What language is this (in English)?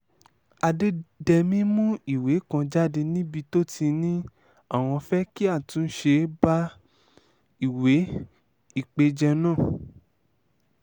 Yoruba